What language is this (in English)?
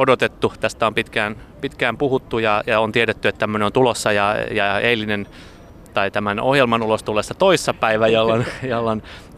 Finnish